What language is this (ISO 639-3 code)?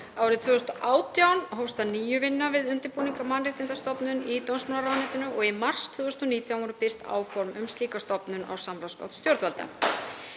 isl